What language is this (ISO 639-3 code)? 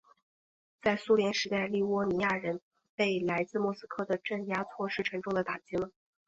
zho